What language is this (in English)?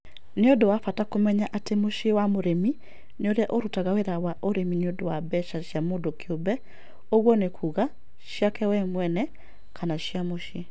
Kikuyu